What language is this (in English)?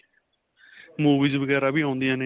Punjabi